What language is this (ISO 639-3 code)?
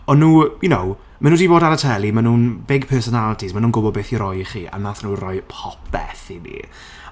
cym